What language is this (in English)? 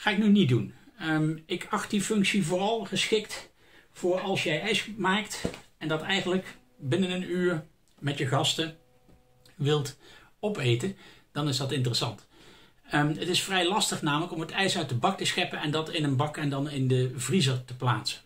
Dutch